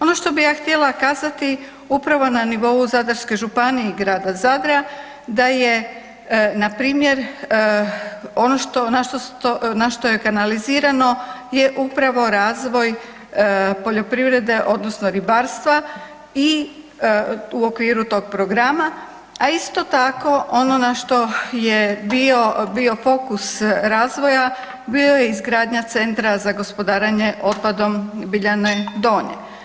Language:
Croatian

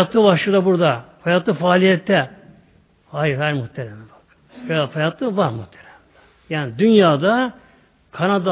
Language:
Turkish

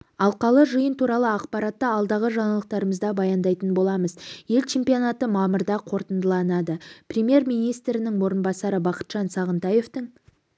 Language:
Kazakh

